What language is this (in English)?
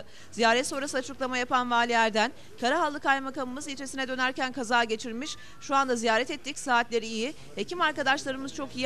Turkish